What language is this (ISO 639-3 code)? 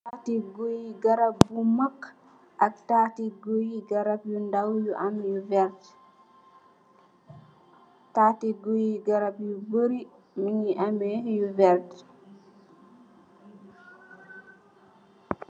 wol